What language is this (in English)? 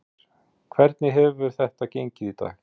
Icelandic